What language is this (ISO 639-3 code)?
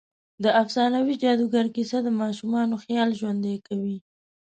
pus